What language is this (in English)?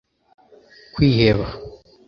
Kinyarwanda